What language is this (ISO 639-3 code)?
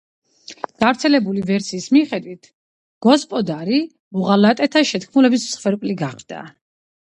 kat